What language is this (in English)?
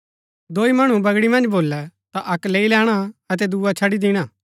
Gaddi